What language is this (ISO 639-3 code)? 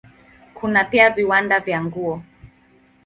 swa